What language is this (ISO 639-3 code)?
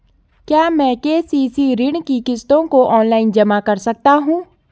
hin